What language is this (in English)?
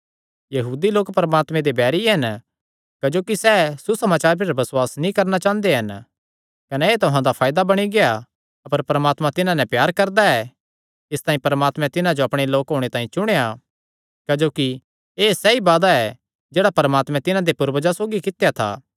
Kangri